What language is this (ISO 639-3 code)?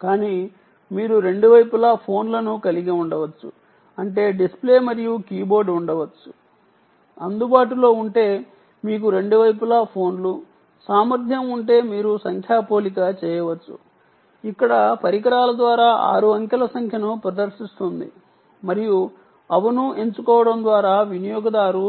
tel